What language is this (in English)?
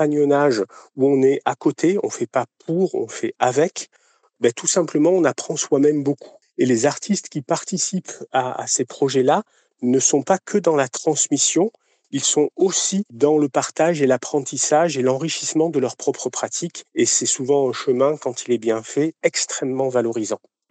French